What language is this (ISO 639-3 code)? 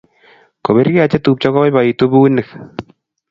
kln